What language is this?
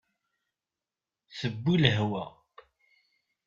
Kabyle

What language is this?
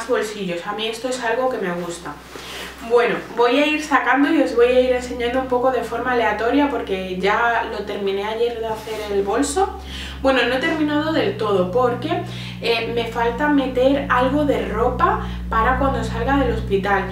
Spanish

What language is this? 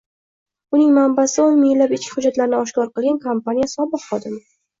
Uzbek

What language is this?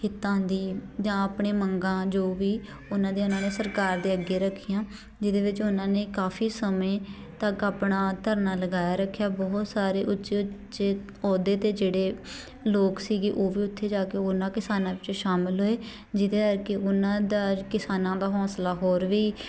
Punjabi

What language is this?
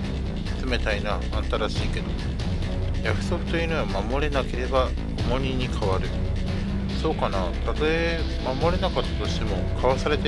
Japanese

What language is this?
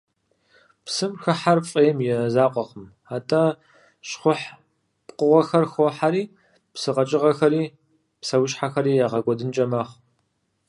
Kabardian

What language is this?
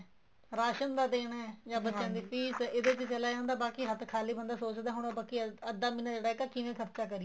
Punjabi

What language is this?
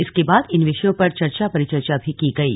Hindi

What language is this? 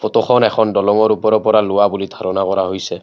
Assamese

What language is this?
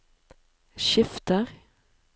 Norwegian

